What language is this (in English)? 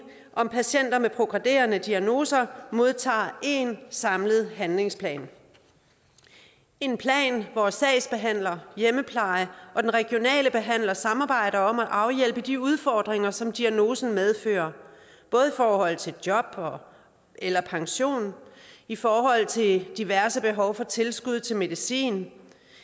Danish